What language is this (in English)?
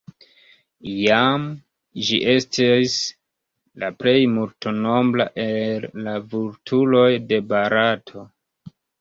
Esperanto